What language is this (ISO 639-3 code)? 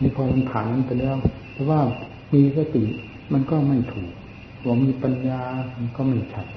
tha